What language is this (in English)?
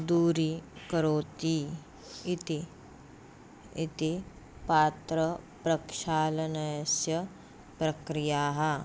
Sanskrit